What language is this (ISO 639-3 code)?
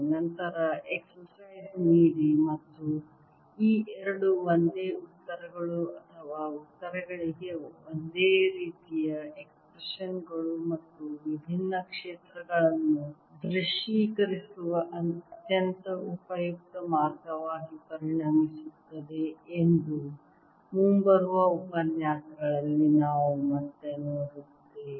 kan